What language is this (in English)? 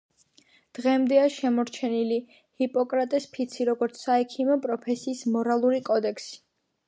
Georgian